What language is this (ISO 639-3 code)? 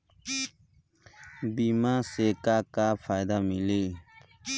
bho